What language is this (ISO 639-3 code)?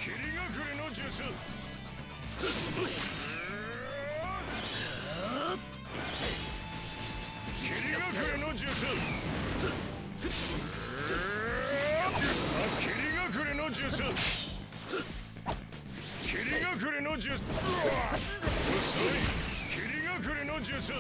por